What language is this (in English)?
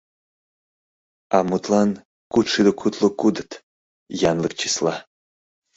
Mari